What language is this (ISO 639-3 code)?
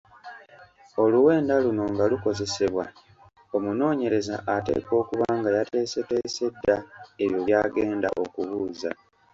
lug